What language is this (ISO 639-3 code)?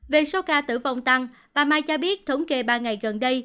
vie